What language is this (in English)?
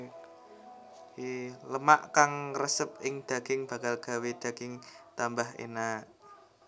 Javanese